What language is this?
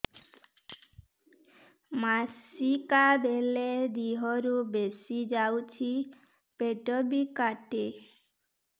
Odia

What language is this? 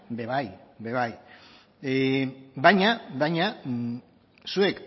Basque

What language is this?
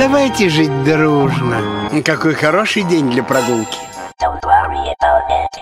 Russian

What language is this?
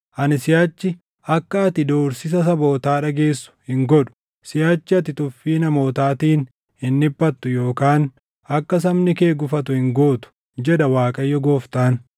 Oromo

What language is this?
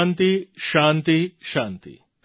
Gujarati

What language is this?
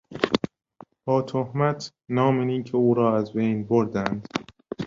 Persian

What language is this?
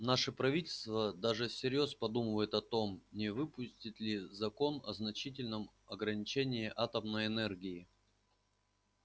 Russian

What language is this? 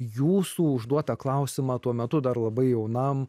Lithuanian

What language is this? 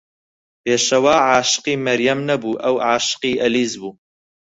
Central Kurdish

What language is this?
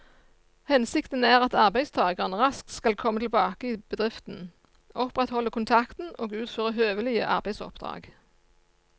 Norwegian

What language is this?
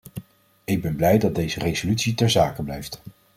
Dutch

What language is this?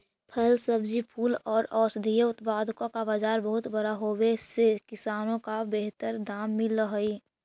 Magahi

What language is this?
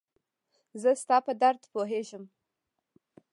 Pashto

